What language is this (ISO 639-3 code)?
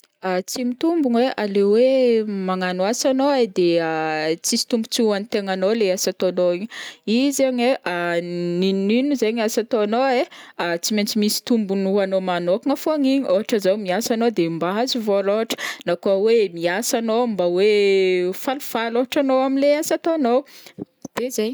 bmm